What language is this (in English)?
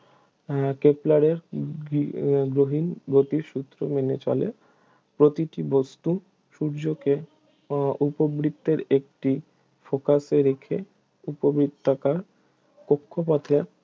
Bangla